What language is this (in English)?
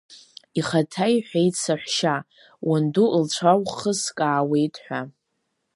Abkhazian